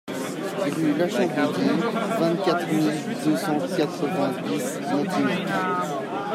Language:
French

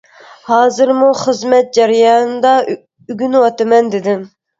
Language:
Uyghur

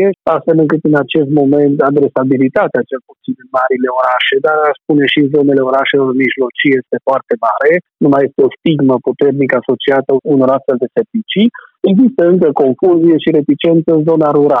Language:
Romanian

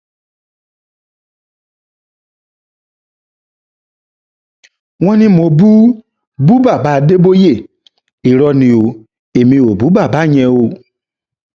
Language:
Yoruba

